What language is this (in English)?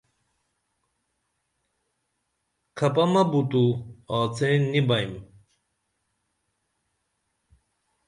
Dameli